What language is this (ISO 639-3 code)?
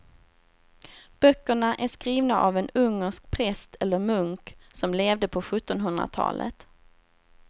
swe